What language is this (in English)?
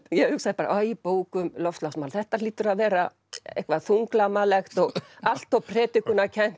Icelandic